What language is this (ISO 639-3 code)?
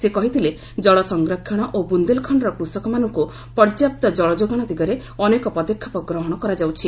ori